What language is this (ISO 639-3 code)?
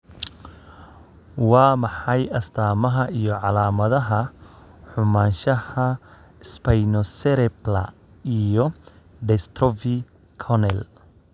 som